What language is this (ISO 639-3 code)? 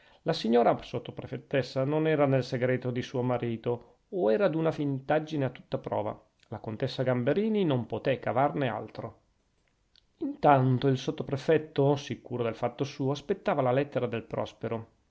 ita